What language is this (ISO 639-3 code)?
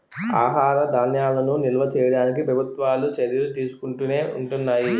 tel